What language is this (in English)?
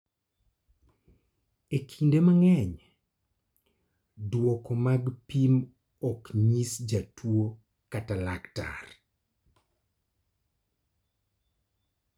Luo (Kenya and Tanzania)